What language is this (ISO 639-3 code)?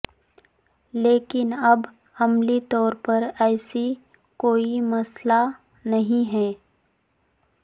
urd